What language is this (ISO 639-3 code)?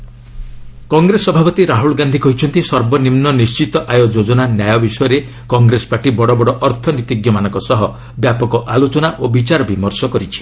ori